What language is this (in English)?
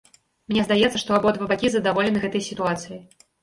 Belarusian